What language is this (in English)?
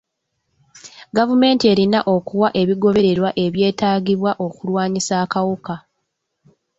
Ganda